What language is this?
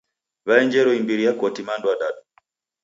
Taita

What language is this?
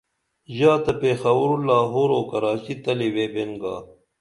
Dameli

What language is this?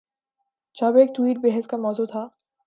Urdu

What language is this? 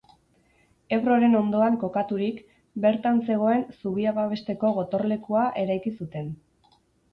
Basque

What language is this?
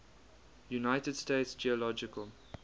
English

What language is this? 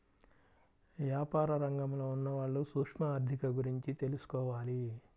Telugu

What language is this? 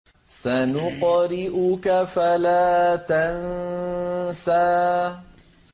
Arabic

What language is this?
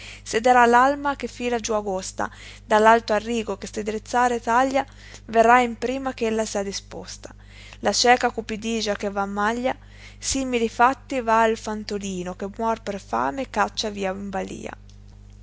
Italian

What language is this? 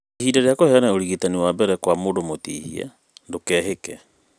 Kikuyu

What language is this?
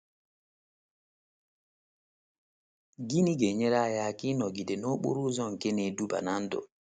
Igbo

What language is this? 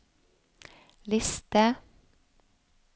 Norwegian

